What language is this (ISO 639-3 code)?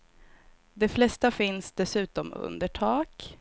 swe